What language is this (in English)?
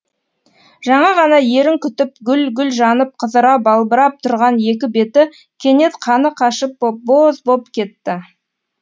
Kazakh